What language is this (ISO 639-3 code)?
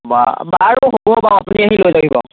asm